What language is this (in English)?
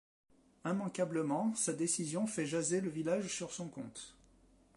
French